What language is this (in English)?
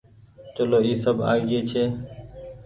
Goaria